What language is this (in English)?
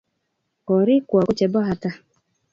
Kalenjin